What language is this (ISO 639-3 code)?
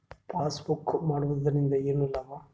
kan